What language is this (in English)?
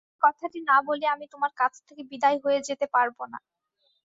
Bangla